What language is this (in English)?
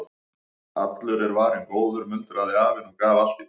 Icelandic